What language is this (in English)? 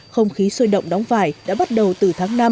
Vietnamese